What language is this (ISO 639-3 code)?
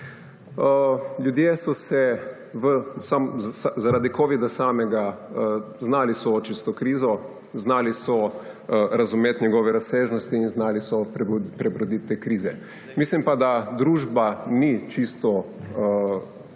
slv